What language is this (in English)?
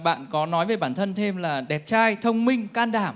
Vietnamese